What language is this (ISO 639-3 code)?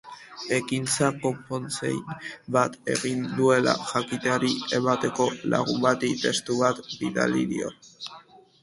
eus